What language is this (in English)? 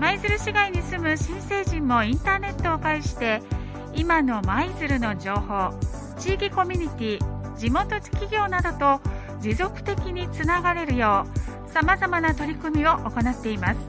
Japanese